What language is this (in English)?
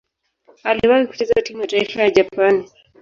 Swahili